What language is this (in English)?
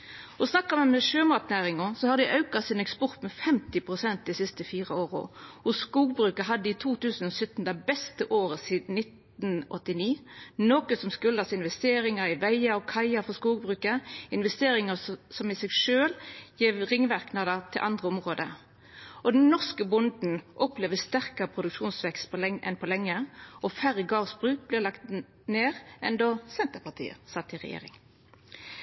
Norwegian Nynorsk